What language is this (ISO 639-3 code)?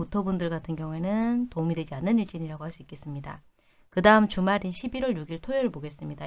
kor